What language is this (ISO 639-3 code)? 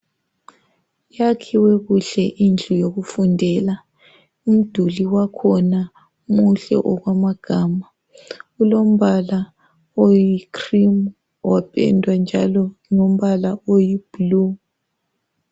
nde